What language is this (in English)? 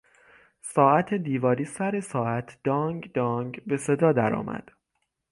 Persian